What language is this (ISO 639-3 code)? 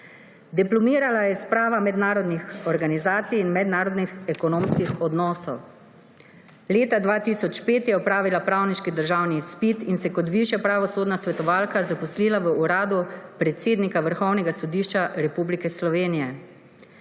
slv